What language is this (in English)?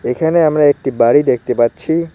Bangla